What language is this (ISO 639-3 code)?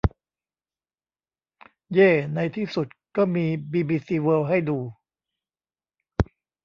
tha